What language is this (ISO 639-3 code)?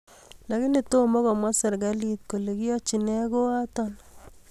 kln